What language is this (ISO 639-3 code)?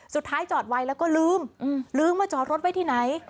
tha